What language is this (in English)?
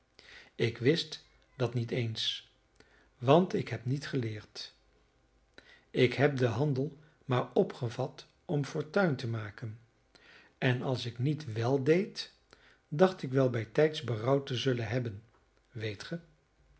Dutch